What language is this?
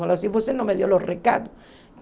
Portuguese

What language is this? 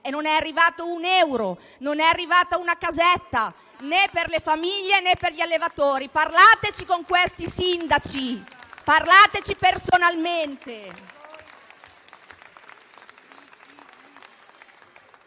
Italian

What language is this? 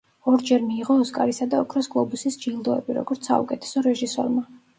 Georgian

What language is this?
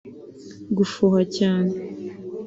Kinyarwanda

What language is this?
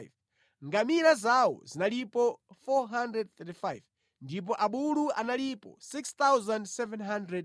Nyanja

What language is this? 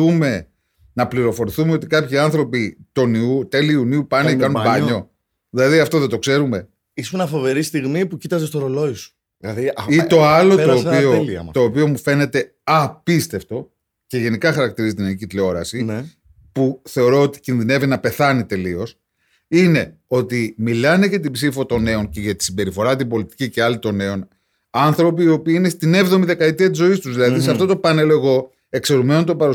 Greek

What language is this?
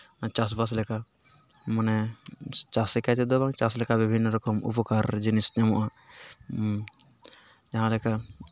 Santali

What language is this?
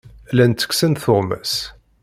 Kabyle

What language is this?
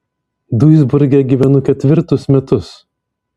Lithuanian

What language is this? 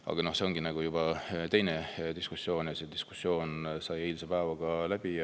Estonian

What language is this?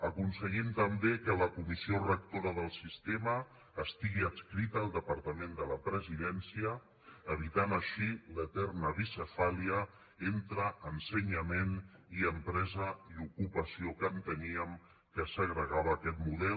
Catalan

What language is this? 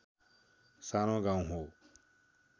Nepali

